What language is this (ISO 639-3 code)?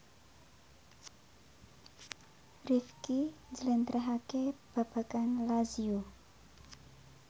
jav